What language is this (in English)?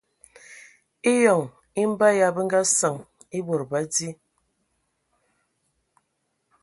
Ewondo